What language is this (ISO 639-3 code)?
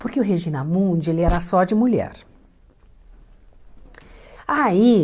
por